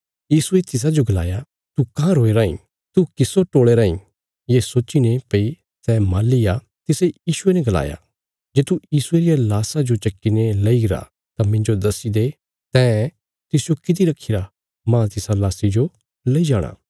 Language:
Bilaspuri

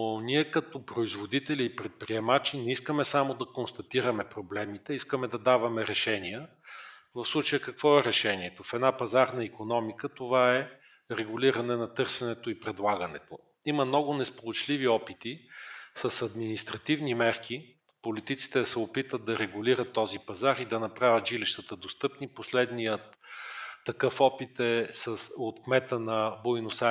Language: Bulgarian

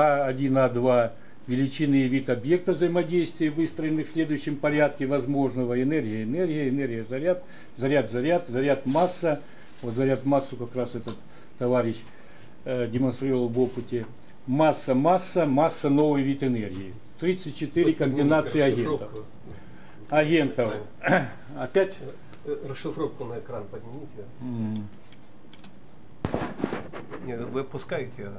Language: Russian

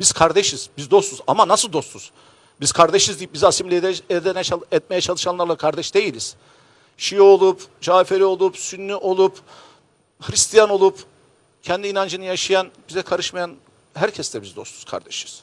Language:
Turkish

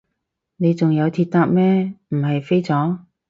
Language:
Cantonese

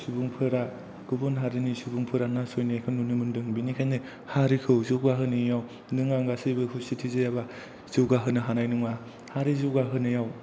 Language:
Bodo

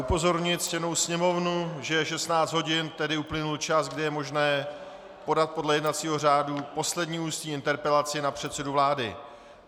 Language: Czech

